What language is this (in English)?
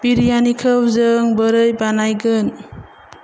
Bodo